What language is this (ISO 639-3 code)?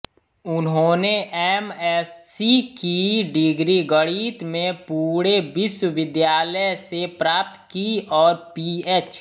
hin